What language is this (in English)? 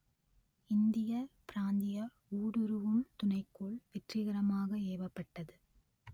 Tamil